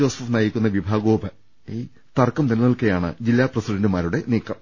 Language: Malayalam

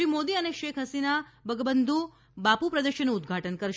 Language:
Gujarati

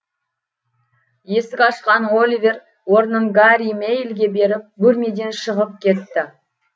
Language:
Kazakh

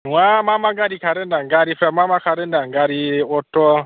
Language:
Bodo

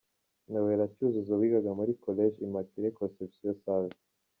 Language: Kinyarwanda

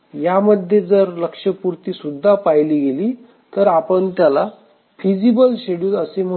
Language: Marathi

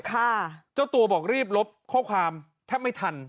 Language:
Thai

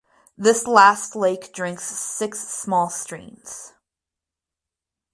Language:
English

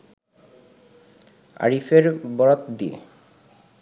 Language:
Bangla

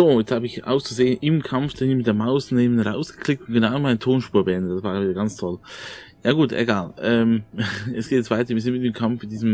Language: German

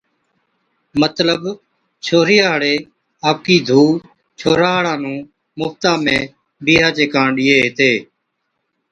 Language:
Od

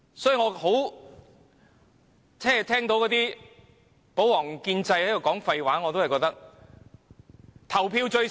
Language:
Cantonese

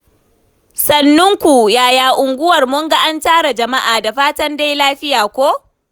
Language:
Hausa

